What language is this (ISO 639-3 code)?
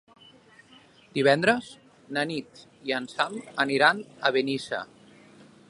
cat